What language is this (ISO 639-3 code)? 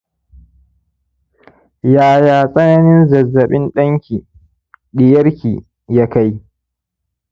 hau